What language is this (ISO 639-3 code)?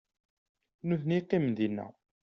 kab